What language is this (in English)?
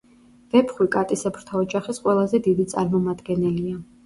Georgian